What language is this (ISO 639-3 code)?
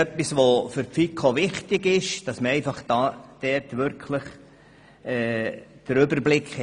gsw